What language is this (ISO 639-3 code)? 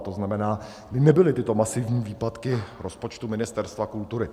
ces